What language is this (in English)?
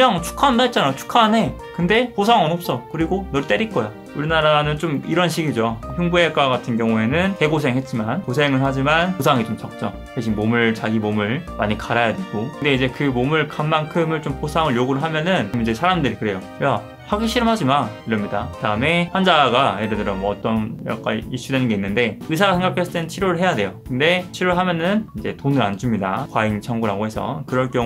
Korean